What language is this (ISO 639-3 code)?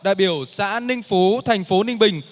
vie